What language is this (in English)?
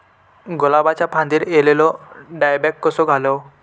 Marathi